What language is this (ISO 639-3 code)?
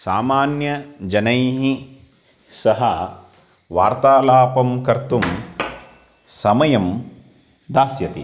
san